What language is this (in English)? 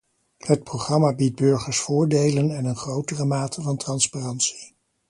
Dutch